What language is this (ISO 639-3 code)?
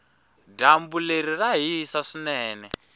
tso